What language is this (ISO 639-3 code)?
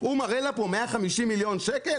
heb